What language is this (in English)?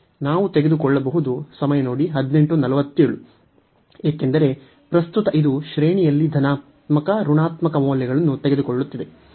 Kannada